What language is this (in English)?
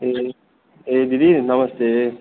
Nepali